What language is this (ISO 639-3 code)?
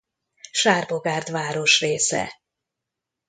hun